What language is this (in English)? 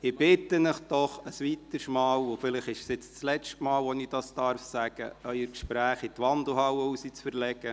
Swiss German